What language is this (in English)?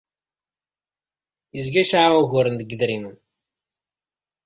Kabyle